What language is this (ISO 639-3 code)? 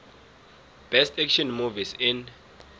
nbl